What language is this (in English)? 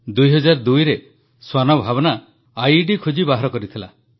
Odia